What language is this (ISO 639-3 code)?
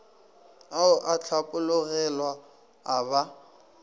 nso